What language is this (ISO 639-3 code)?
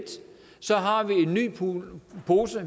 dan